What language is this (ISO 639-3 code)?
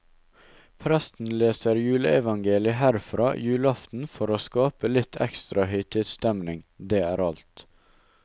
nor